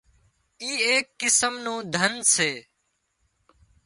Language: Wadiyara Koli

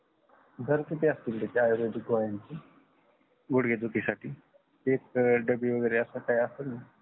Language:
Marathi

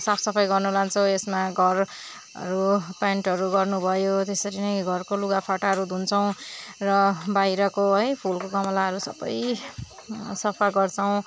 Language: Nepali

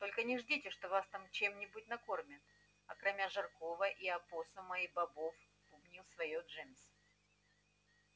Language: Russian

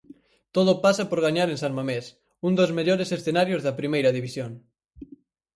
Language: Galician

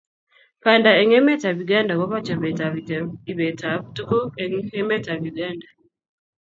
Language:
Kalenjin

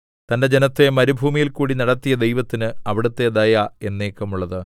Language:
Malayalam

